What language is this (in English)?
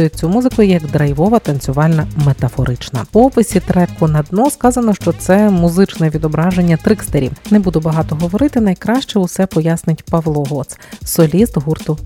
Ukrainian